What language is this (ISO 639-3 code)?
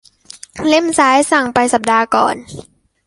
tha